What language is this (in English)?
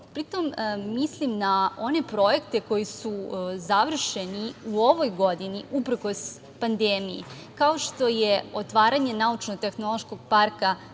Serbian